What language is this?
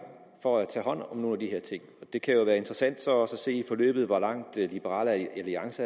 Danish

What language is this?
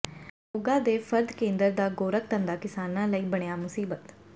Punjabi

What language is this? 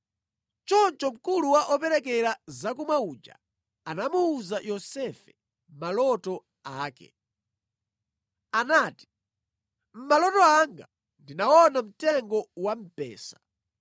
Nyanja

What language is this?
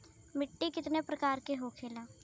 Bhojpuri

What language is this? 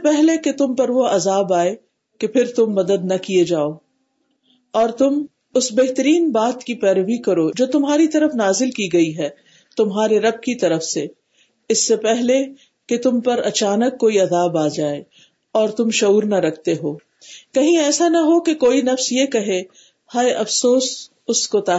Urdu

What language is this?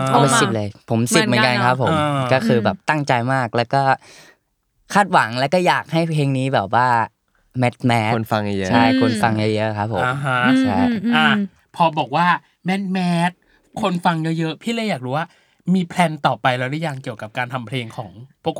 Thai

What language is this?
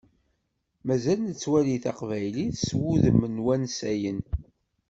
Kabyle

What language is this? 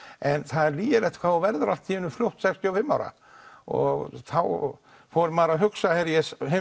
Icelandic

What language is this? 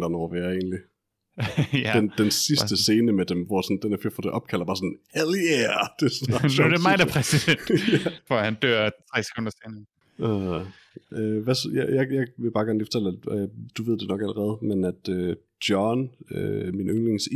Danish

